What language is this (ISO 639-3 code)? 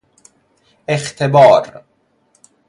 fas